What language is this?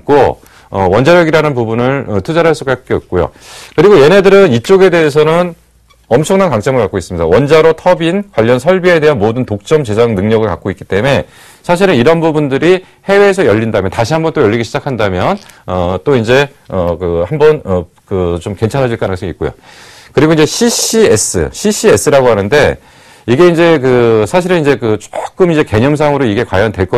Korean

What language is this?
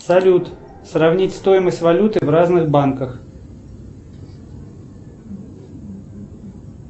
Russian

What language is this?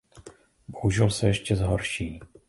Czech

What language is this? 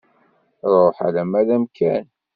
Kabyle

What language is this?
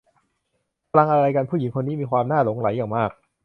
Thai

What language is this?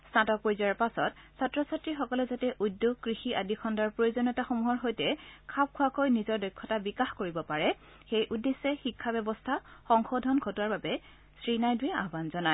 Assamese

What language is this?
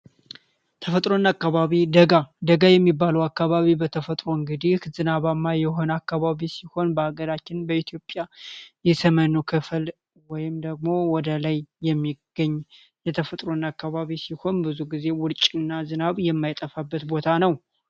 Amharic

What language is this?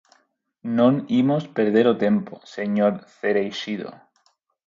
Galician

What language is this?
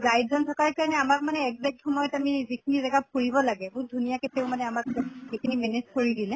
Assamese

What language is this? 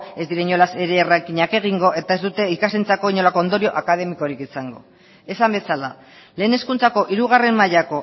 Basque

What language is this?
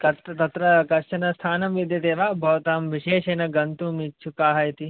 Sanskrit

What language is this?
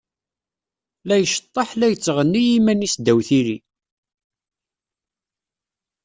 Kabyle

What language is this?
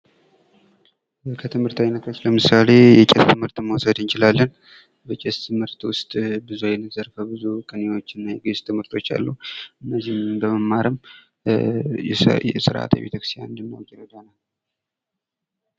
Amharic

